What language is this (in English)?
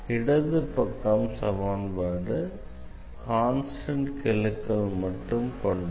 Tamil